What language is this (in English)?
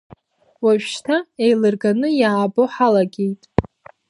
Abkhazian